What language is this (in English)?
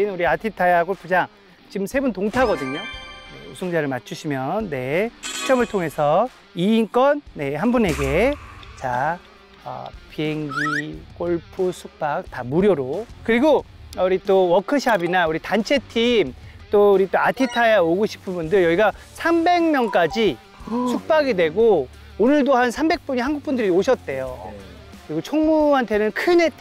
Korean